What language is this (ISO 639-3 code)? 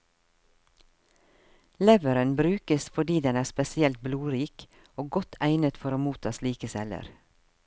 nor